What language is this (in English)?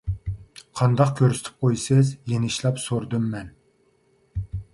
Uyghur